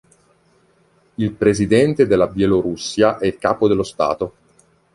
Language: Italian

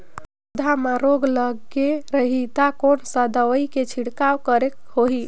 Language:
Chhattisgarhi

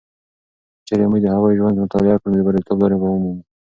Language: Pashto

